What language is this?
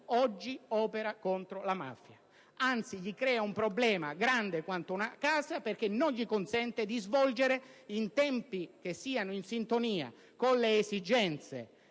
Italian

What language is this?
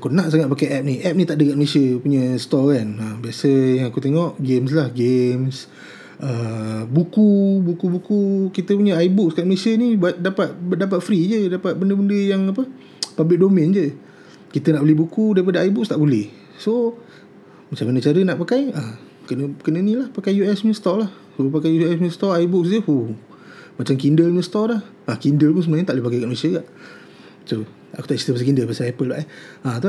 Malay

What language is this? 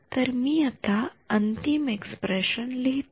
Marathi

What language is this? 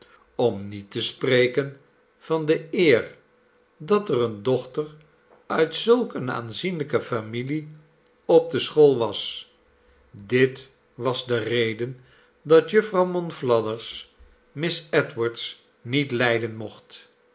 Dutch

